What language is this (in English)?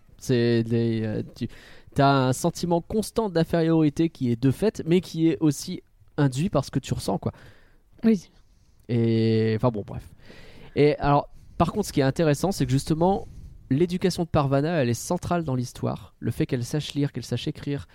French